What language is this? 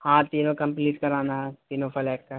Urdu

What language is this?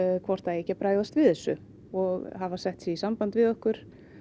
Icelandic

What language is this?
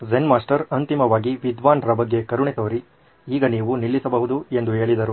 Kannada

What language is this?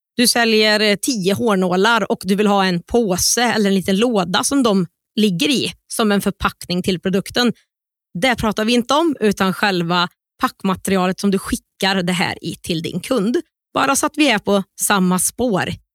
Swedish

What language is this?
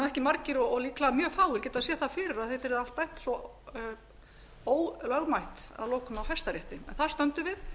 Icelandic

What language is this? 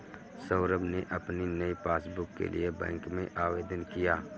Hindi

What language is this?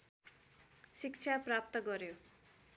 Nepali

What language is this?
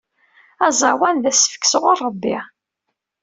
Kabyle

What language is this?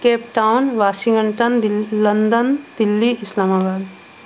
Maithili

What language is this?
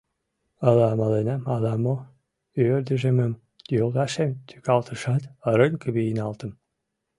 Mari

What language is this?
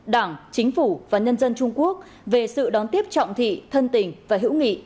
Vietnamese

